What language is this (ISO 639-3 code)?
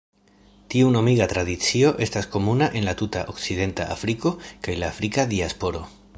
epo